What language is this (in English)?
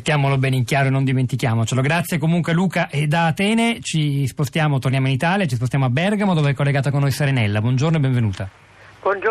Italian